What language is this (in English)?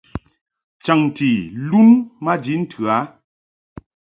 Mungaka